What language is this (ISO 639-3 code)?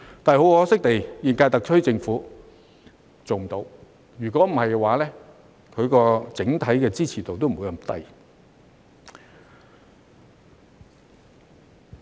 yue